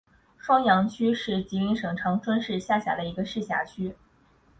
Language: Chinese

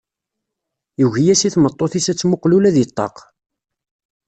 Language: Kabyle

